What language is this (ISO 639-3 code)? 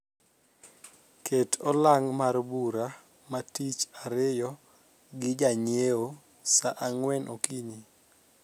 luo